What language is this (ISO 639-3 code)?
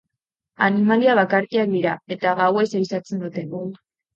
eus